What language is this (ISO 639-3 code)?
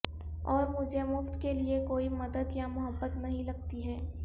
urd